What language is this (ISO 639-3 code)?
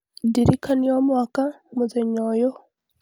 kik